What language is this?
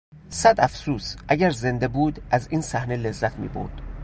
Persian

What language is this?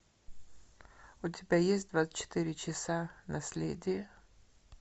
Russian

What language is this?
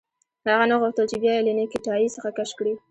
Pashto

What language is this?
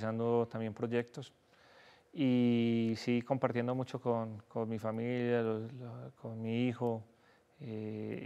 Spanish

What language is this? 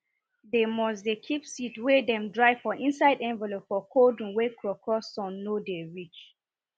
Nigerian Pidgin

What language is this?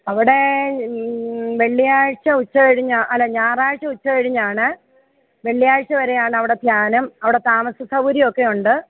Malayalam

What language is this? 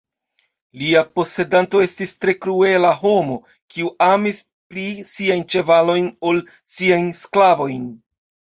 Esperanto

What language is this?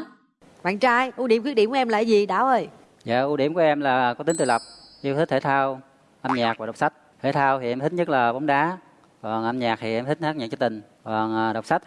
Vietnamese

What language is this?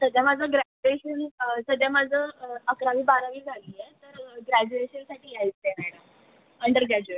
Marathi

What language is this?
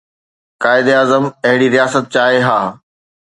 Sindhi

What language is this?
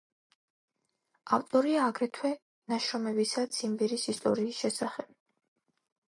Georgian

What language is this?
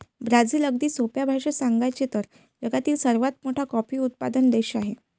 Marathi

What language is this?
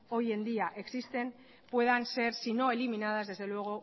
Spanish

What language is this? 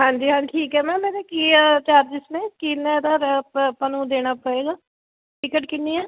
Punjabi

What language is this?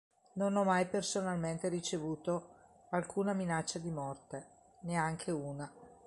Italian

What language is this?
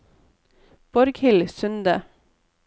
Norwegian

